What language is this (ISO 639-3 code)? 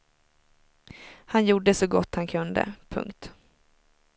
swe